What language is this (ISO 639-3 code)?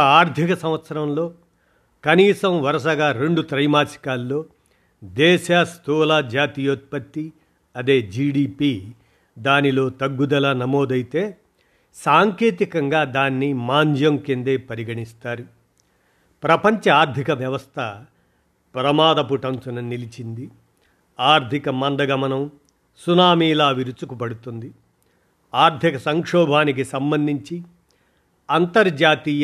tel